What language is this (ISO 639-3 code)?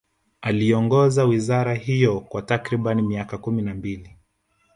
swa